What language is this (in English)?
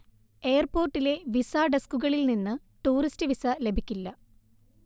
Malayalam